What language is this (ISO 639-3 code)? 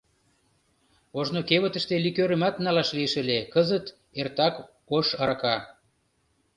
chm